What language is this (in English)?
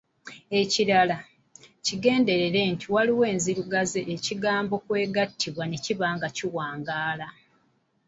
Ganda